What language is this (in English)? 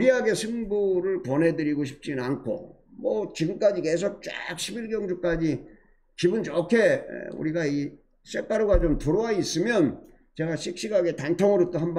Korean